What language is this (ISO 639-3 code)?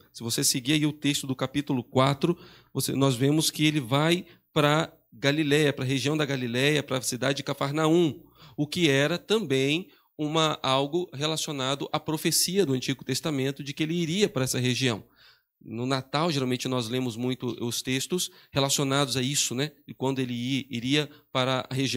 por